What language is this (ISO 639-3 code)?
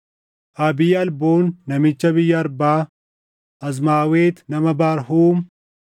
orm